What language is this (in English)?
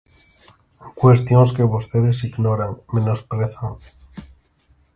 Galician